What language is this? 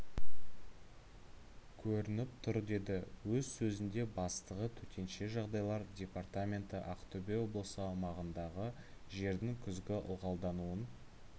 Kazakh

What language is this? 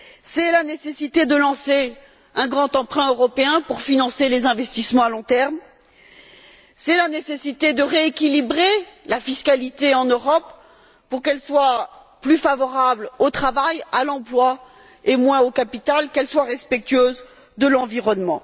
French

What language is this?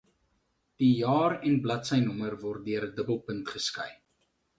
Afrikaans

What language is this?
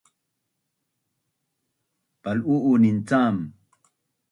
Bunun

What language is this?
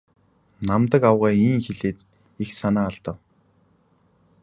Mongolian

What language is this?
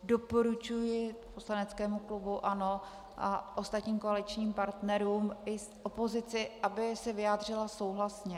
Czech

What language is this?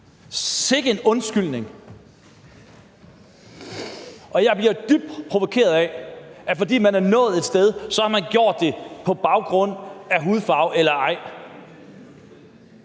Danish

